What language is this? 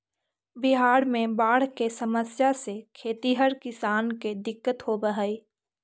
Magahi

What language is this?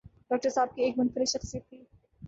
Urdu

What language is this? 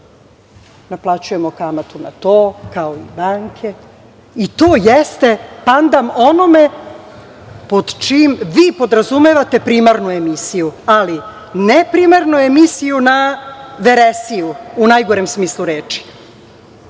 Serbian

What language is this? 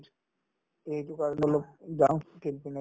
Assamese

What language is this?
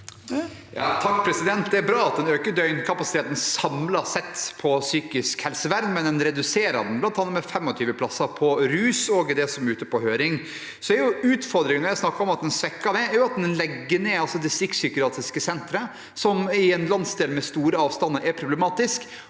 Norwegian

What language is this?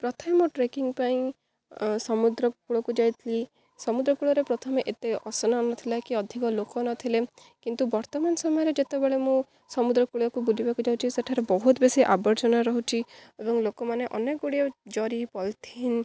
Odia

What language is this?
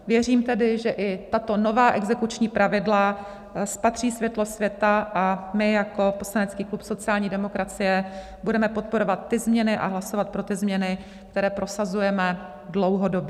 Czech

